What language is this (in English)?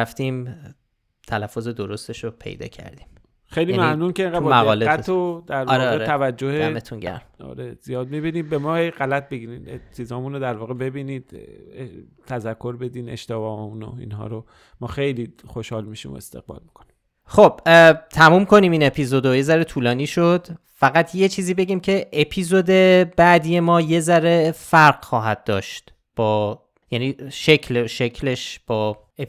Persian